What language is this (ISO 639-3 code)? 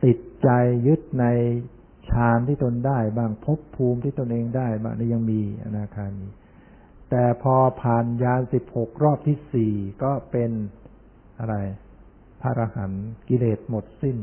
tha